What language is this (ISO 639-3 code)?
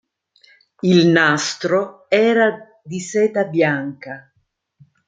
ita